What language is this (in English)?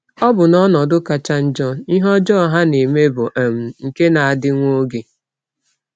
Igbo